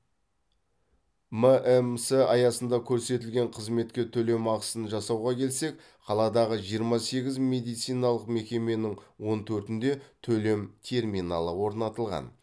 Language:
Kazakh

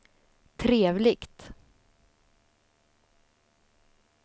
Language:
Swedish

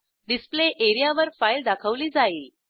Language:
Marathi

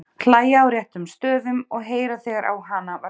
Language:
Icelandic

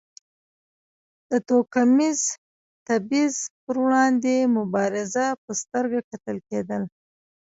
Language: Pashto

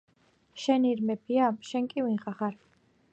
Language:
Georgian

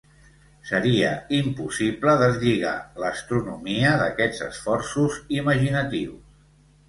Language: Catalan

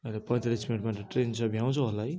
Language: Nepali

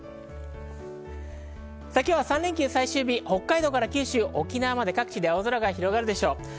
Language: Japanese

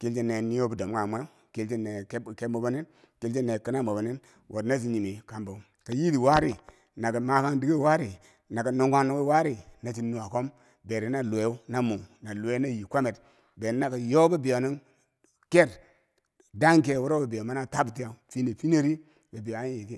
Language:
Bangwinji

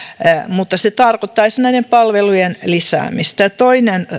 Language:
Finnish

